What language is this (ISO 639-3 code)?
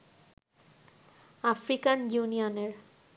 ben